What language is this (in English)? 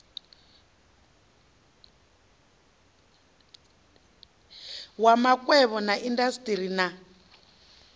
Venda